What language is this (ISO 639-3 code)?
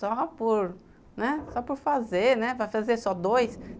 por